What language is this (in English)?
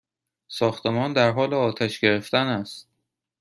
Persian